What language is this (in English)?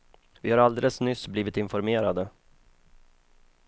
Swedish